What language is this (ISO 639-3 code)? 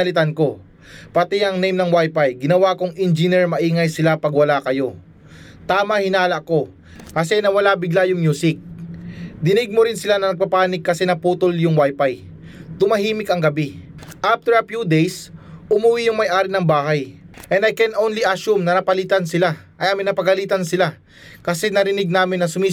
fil